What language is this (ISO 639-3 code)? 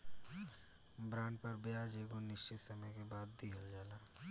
bho